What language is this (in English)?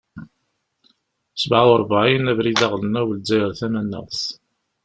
Kabyle